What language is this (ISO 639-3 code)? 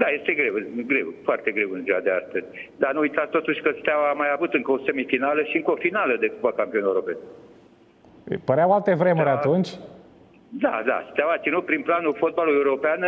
ron